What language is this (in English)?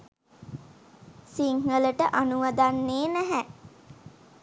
Sinhala